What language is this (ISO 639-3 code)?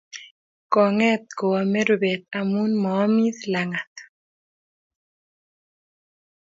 kln